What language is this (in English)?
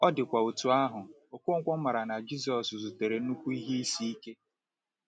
Igbo